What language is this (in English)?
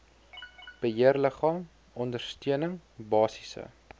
Afrikaans